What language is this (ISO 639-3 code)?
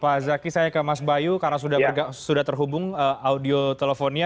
ind